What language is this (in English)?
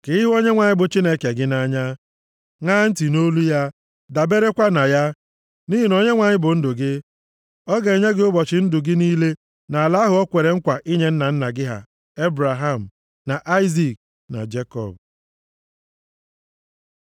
Igbo